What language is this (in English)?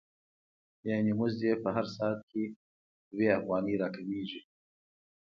Pashto